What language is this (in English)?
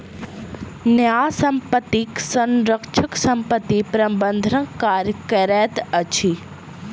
Maithili